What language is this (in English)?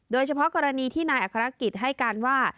Thai